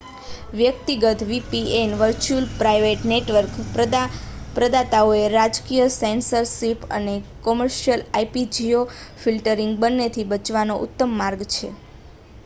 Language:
Gujarati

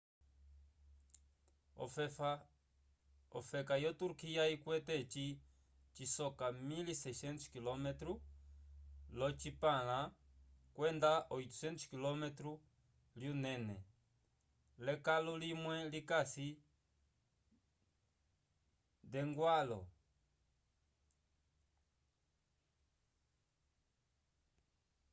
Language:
Umbundu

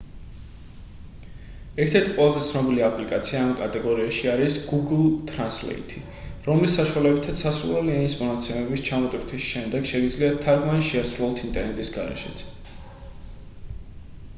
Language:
Georgian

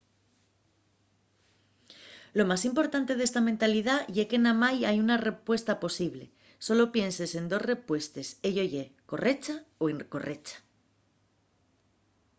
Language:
Asturian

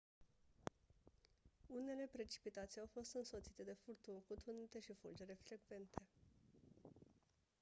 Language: Romanian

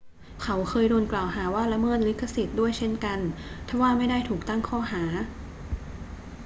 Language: Thai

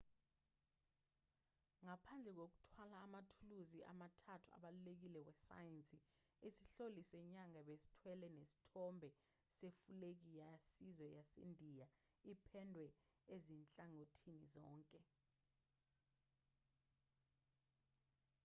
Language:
Zulu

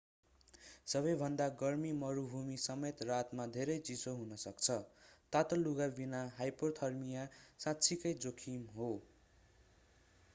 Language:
Nepali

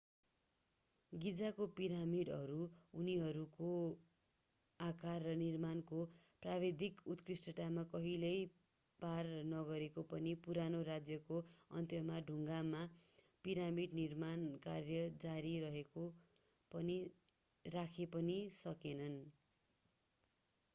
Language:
Nepali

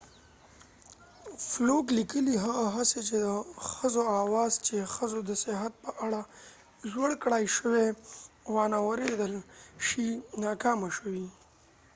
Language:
Pashto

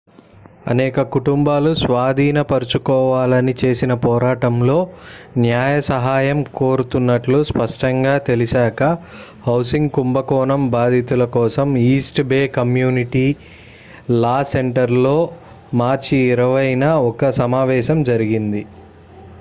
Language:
Telugu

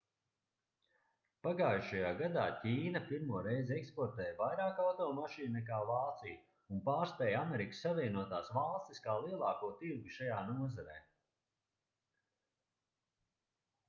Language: Latvian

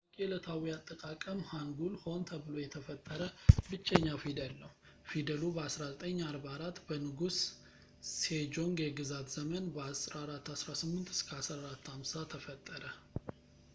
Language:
Amharic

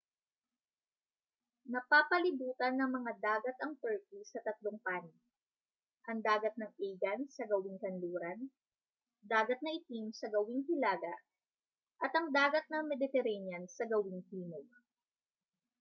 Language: Filipino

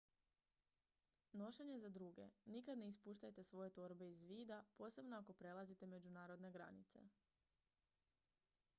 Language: Croatian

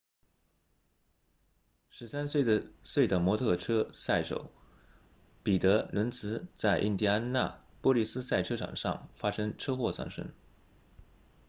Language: Chinese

